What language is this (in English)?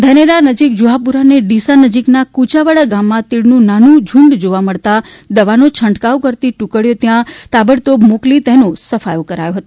Gujarati